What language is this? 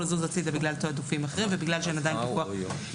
Hebrew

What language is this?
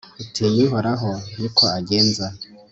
Kinyarwanda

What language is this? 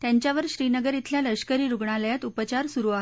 Marathi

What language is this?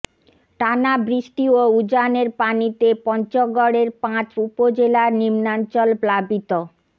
Bangla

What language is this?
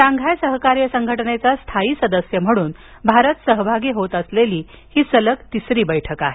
Marathi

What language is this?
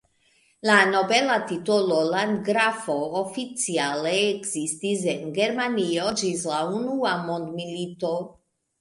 Esperanto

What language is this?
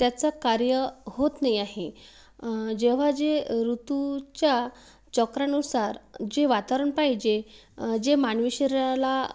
Marathi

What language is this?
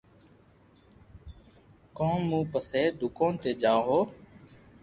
Loarki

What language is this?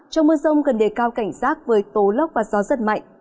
Vietnamese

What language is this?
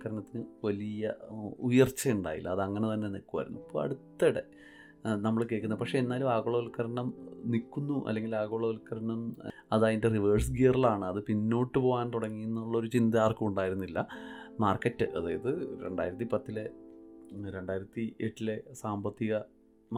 Malayalam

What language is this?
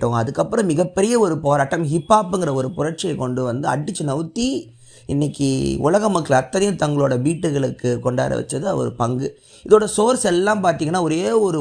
Tamil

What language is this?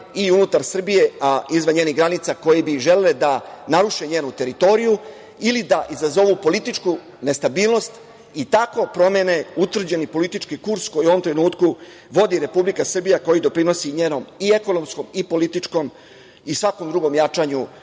Serbian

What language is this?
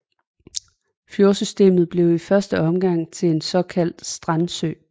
Danish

